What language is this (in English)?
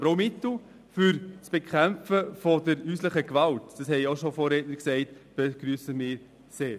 Swiss German